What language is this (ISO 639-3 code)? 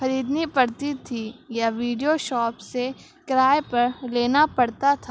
urd